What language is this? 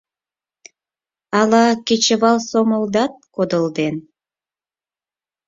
Mari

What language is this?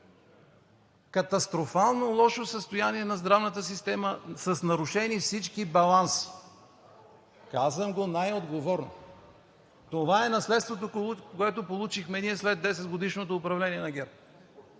Bulgarian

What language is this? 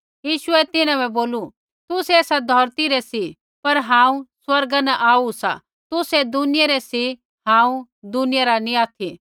Kullu Pahari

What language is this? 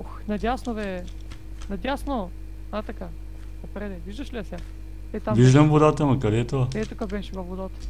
Bulgarian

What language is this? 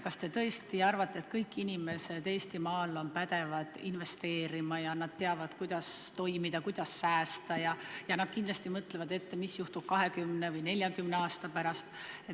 Estonian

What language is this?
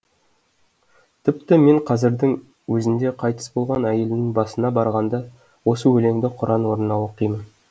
Kazakh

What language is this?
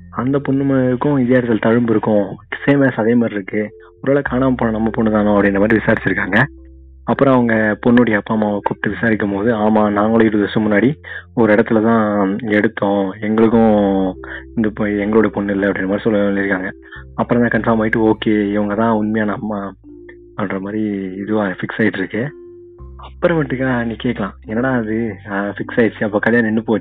Tamil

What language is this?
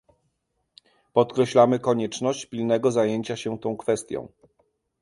Polish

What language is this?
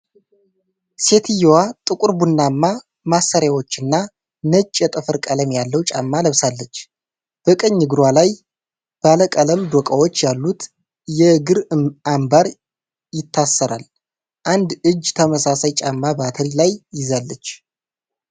Amharic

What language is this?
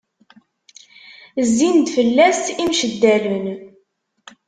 Kabyle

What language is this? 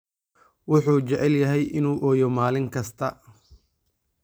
Somali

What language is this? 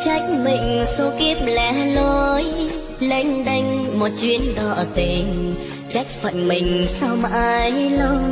Vietnamese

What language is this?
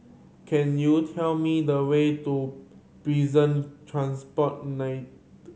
English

